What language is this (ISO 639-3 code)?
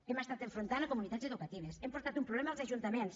cat